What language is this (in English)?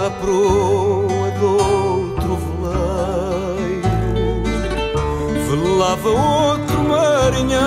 Portuguese